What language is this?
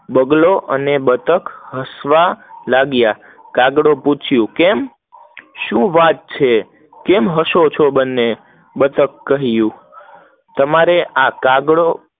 Gujarati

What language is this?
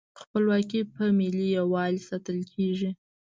Pashto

